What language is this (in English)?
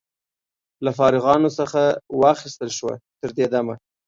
Pashto